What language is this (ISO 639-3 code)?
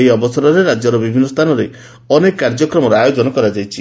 ori